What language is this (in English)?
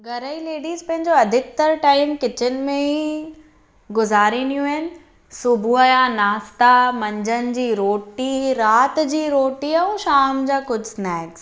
Sindhi